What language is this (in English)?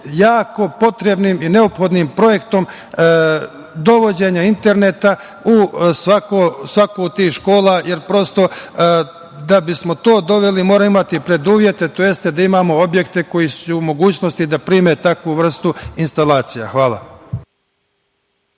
Serbian